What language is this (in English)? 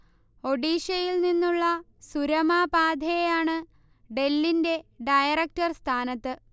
Malayalam